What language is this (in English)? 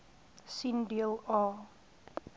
Afrikaans